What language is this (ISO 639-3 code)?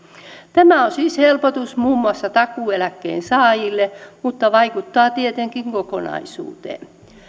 fin